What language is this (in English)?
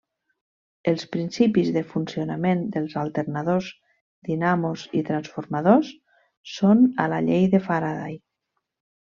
Catalan